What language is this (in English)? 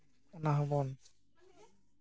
Santali